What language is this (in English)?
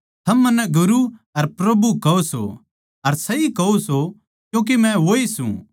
Haryanvi